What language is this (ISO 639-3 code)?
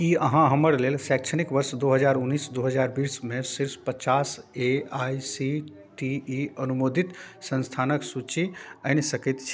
mai